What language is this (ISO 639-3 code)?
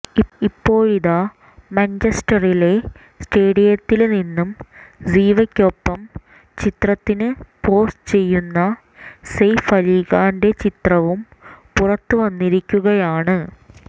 mal